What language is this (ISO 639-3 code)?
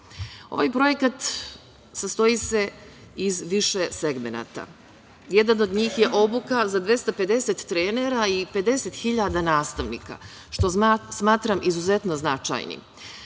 srp